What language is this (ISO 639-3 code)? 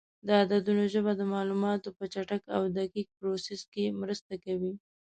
pus